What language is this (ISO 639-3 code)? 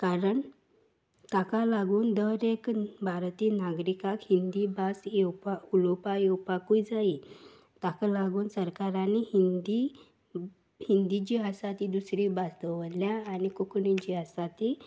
kok